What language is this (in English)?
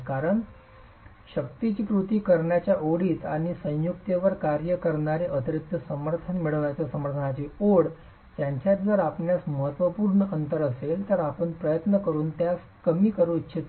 Marathi